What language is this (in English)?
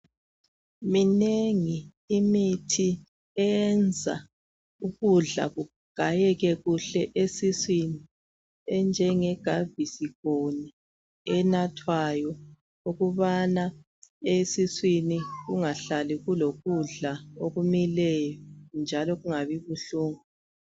North Ndebele